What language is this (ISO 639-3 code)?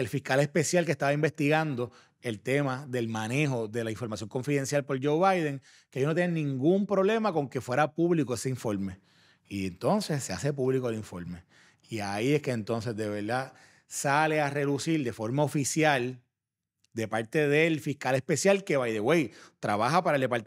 spa